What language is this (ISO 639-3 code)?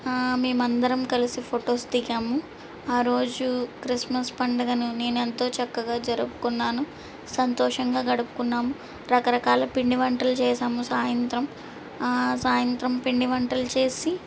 tel